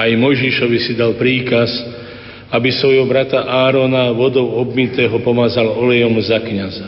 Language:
Slovak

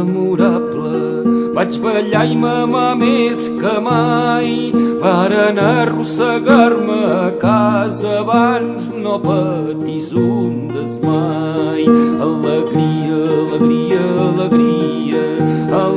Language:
Indonesian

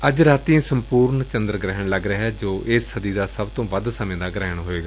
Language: Punjabi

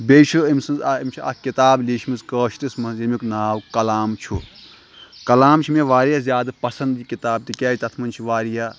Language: Kashmiri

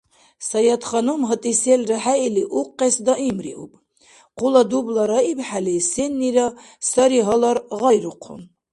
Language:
Dargwa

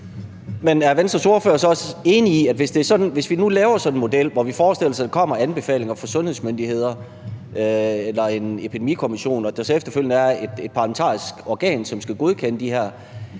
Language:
Danish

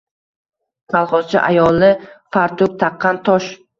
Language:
Uzbek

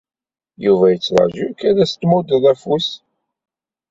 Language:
Kabyle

